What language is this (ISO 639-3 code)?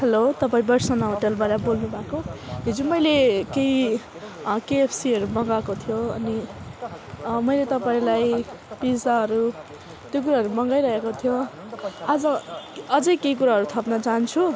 nep